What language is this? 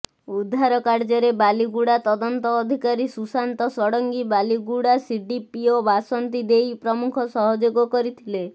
Odia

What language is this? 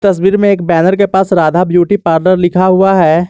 Hindi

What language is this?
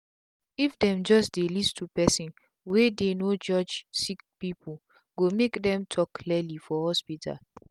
Nigerian Pidgin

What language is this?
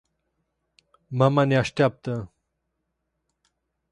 Romanian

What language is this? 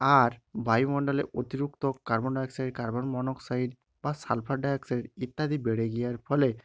Bangla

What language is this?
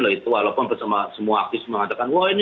Indonesian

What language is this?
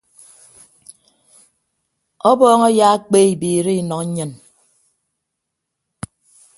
Ibibio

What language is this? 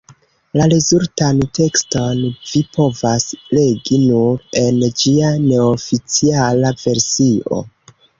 Esperanto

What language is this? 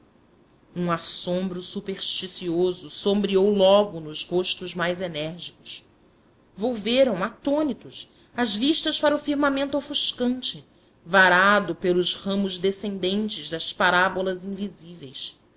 Portuguese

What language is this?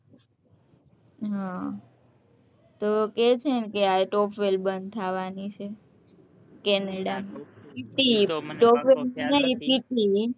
Gujarati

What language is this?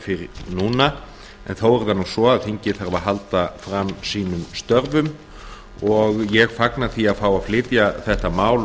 Icelandic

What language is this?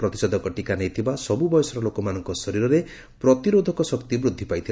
Odia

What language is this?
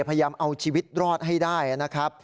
Thai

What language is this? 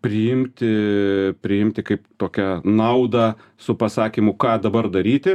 Lithuanian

